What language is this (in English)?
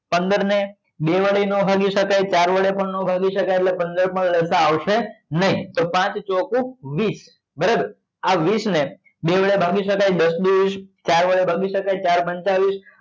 Gujarati